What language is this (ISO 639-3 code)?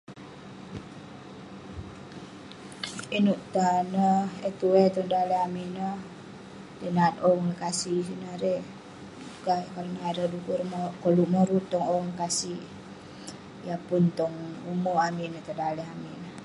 pne